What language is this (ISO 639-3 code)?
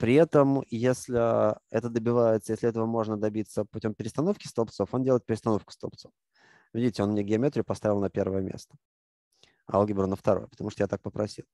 rus